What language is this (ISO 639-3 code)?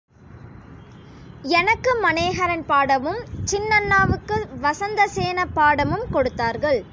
tam